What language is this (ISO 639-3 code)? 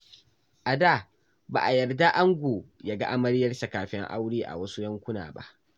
hau